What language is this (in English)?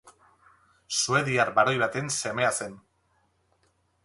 Basque